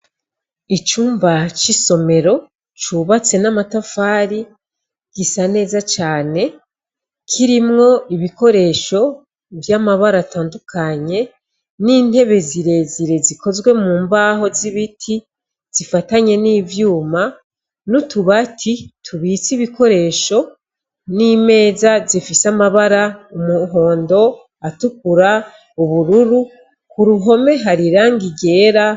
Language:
Rundi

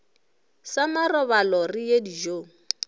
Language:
Northern Sotho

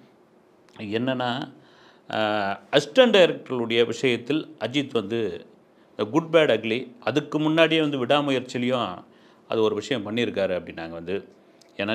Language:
Tamil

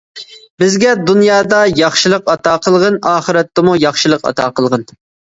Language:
Uyghur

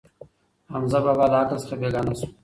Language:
Pashto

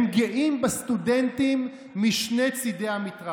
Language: Hebrew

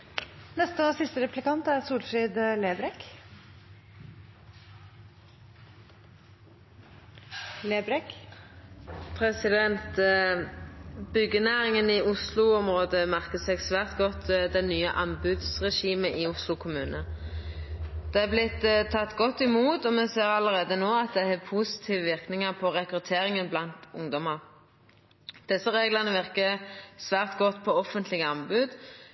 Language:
Norwegian Nynorsk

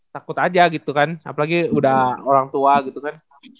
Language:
Indonesian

